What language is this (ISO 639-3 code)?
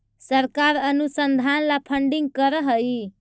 mag